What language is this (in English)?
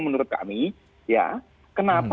Indonesian